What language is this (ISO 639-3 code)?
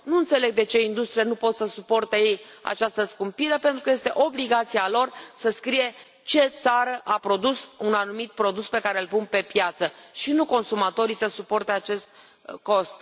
ron